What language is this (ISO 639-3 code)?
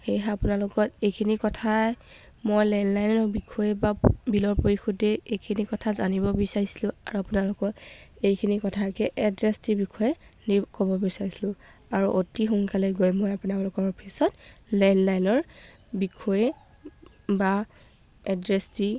asm